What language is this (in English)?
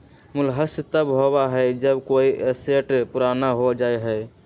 Magahi